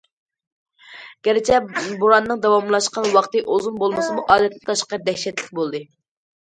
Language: Uyghur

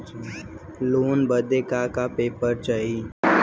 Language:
Bhojpuri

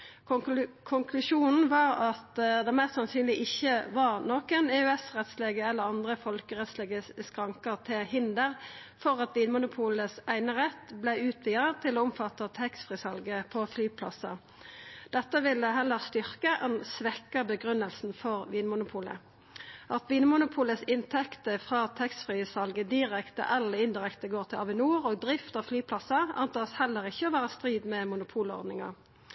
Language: Norwegian Nynorsk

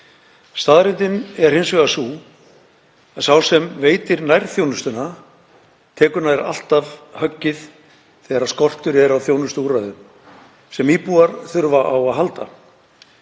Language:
Icelandic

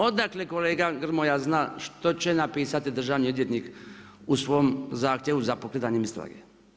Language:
Croatian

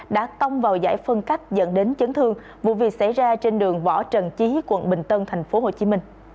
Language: Vietnamese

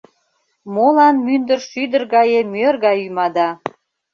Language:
Mari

